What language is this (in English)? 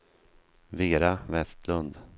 Swedish